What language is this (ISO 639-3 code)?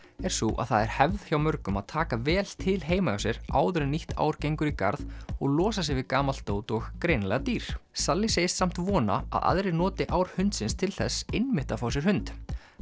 isl